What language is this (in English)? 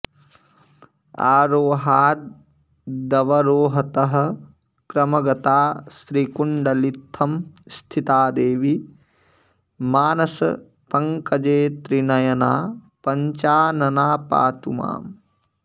Sanskrit